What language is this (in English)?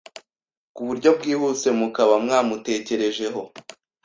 Kinyarwanda